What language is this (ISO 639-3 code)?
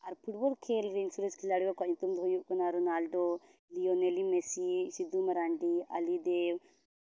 sat